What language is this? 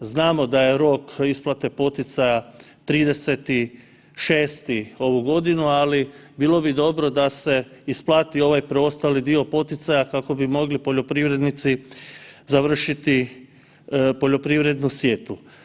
Croatian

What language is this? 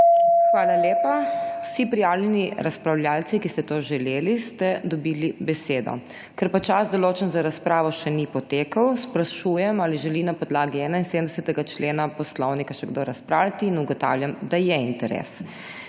Slovenian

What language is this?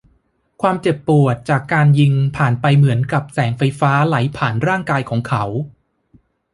Thai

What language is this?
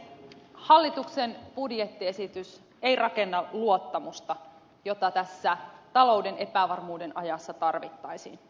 Finnish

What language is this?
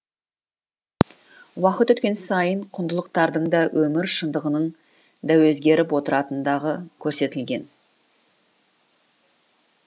Kazakh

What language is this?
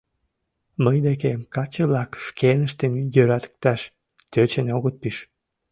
Mari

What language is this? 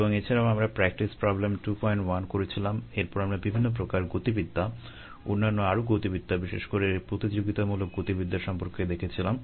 Bangla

